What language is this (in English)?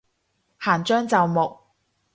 Cantonese